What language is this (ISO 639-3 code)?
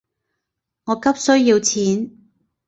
yue